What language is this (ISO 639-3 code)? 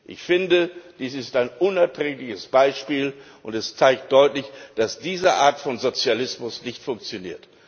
deu